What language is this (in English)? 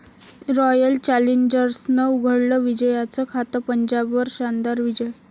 Marathi